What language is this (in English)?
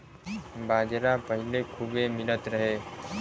Bhojpuri